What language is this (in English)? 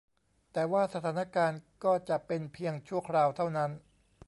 Thai